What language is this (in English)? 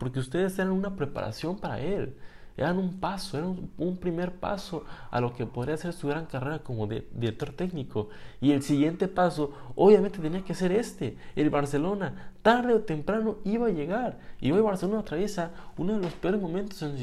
Spanish